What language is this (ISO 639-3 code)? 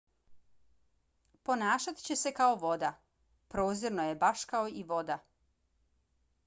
bos